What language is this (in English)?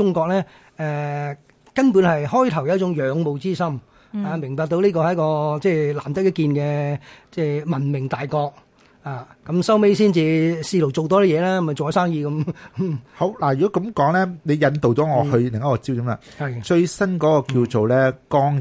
Chinese